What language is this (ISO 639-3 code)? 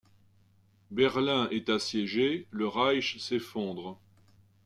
fra